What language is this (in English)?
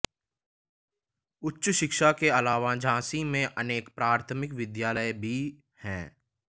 Hindi